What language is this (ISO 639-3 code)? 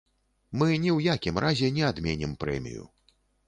bel